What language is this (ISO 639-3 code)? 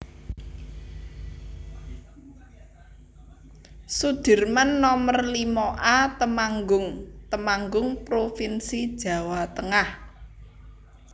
jav